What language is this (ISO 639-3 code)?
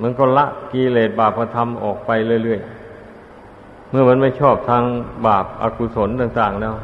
tha